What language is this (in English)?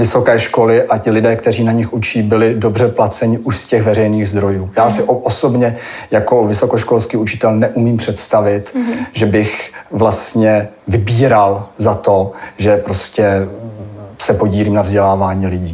Czech